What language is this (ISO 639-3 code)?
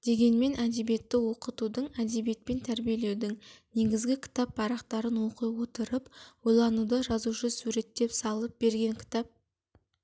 kaz